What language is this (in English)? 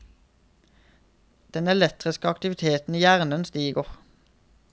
Norwegian